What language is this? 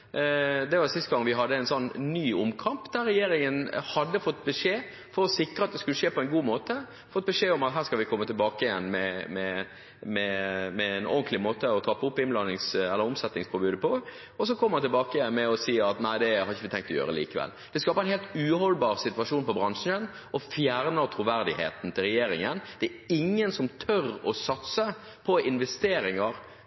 Norwegian Bokmål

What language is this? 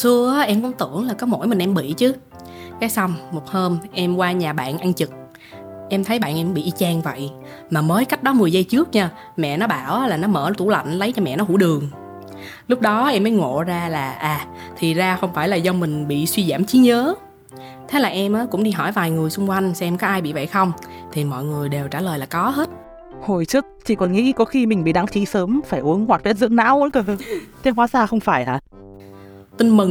Vietnamese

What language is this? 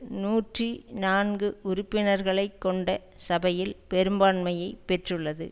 Tamil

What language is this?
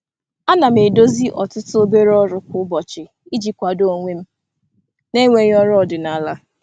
Igbo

